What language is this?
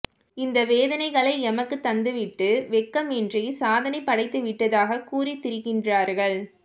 Tamil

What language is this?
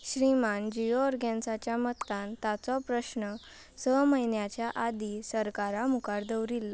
Konkani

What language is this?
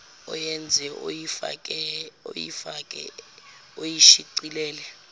Zulu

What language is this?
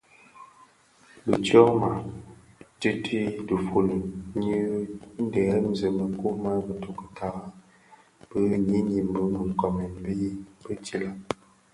Bafia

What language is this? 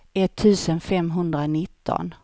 Swedish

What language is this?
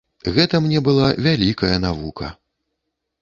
Belarusian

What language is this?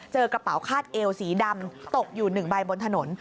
Thai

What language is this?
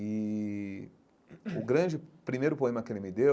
Portuguese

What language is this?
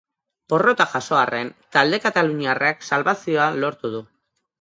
Basque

